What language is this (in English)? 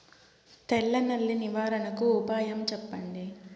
Telugu